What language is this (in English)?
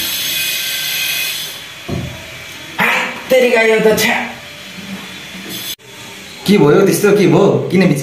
Romanian